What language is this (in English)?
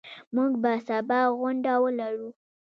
Pashto